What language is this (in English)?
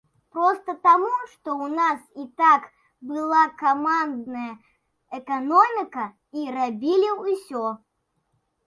Belarusian